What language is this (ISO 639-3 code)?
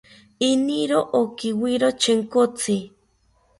cpy